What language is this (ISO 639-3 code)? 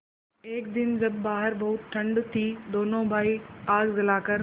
hin